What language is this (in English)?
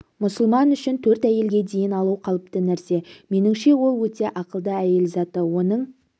Kazakh